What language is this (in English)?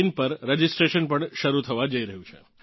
Gujarati